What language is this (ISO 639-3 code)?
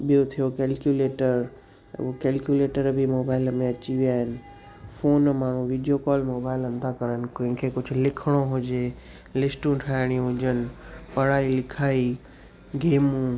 snd